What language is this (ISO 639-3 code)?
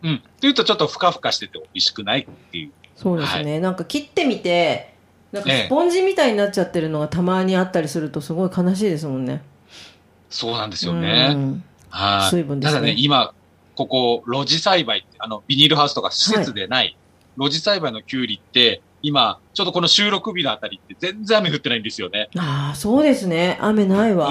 jpn